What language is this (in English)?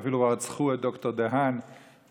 Hebrew